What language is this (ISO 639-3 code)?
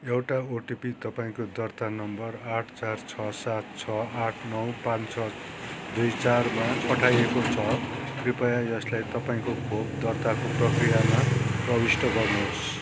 nep